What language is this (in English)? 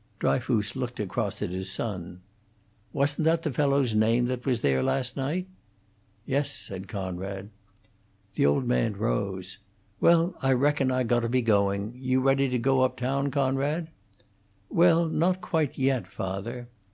English